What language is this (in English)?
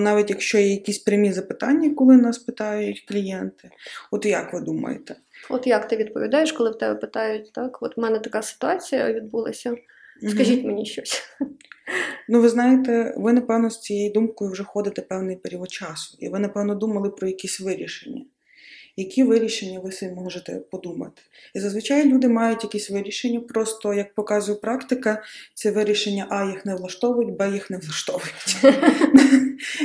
Ukrainian